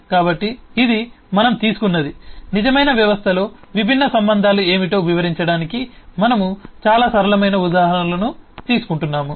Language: Telugu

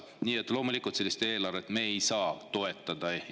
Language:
Estonian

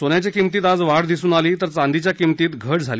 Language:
Marathi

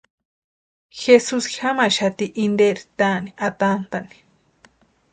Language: Western Highland Purepecha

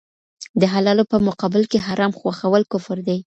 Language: Pashto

